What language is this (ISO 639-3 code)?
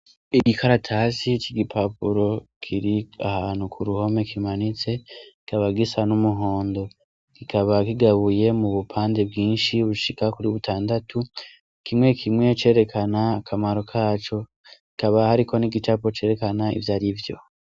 run